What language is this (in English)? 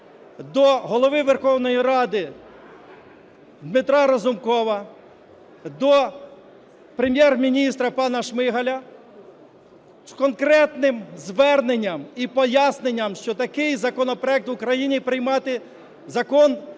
Ukrainian